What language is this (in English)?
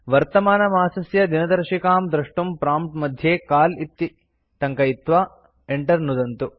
Sanskrit